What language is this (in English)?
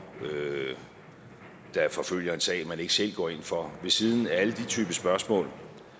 Danish